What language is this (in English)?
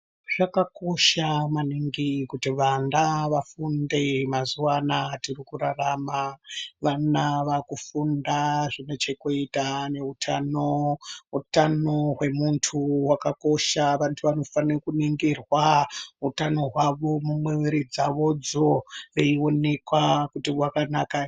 Ndau